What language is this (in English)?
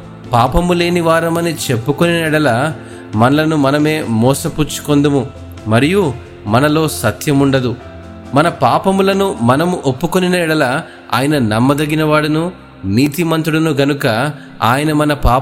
Telugu